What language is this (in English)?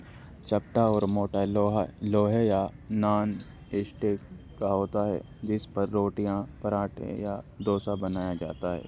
Urdu